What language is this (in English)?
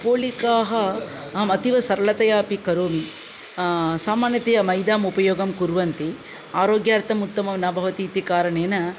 Sanskrit